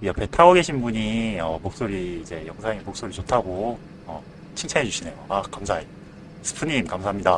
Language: Korean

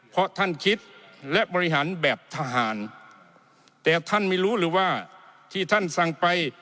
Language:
Thai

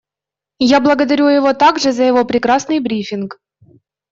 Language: Russian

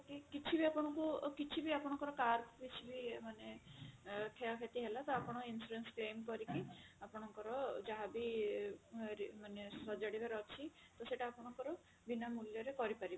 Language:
Odia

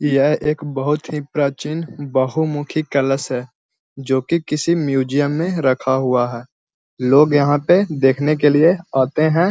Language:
Magahi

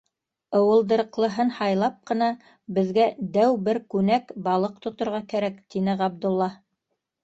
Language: Bashkir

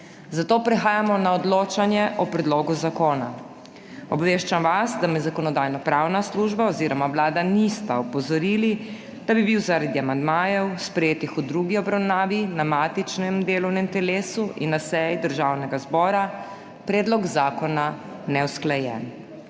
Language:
Slovenian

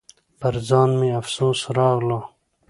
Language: Pashto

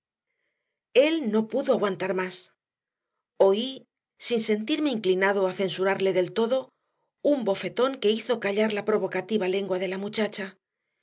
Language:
Spanish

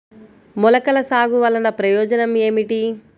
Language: Telugu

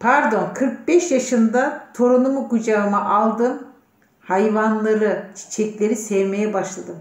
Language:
Turkish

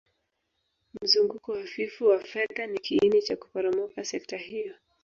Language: Swahili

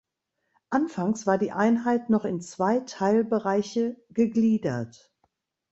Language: German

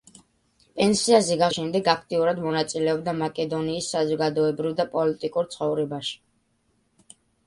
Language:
Georgian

